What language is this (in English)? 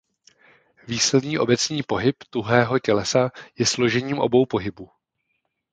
Czech